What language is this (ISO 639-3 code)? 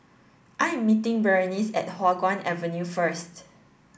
eng